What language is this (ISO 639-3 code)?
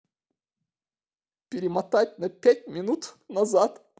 rus